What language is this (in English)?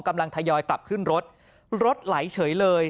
Thai